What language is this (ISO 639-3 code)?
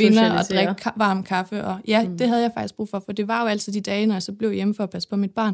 dan